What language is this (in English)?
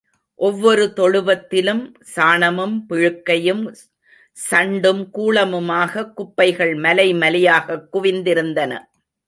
Tamil